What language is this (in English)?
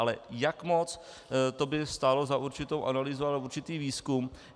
Czech